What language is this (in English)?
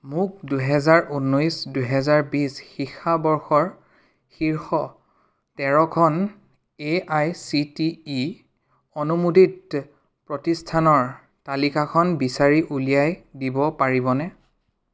Assamese